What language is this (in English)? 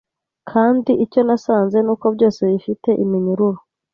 Kinyarwanda